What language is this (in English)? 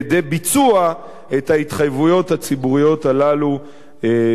Hebrew